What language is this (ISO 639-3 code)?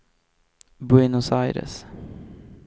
swe